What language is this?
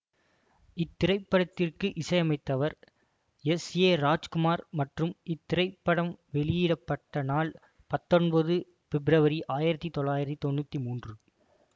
Tamil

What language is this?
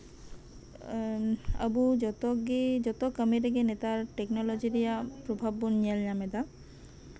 Santali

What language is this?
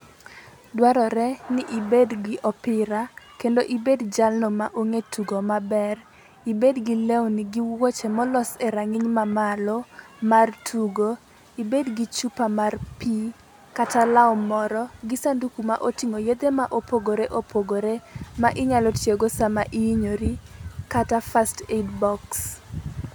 Luo (Kenya and Tanzania)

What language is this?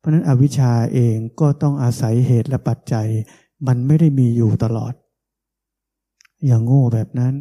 Thai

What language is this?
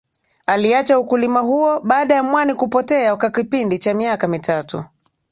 Swahili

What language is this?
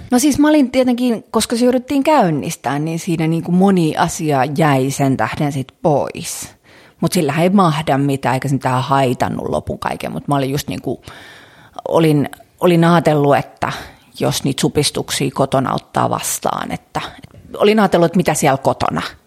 Finnish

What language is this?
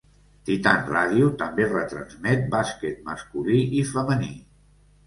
Catalan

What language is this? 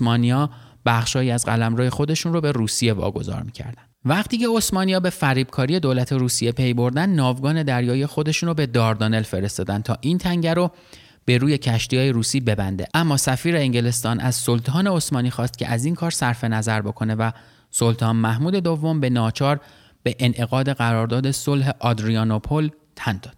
Persian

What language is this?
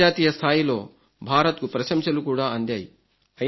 Telugu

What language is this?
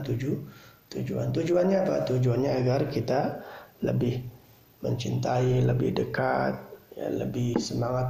Indonesian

